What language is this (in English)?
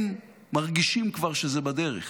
Hebrew